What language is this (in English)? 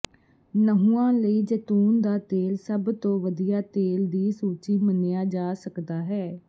Punjabi